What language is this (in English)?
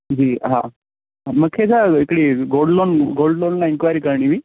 Sindhi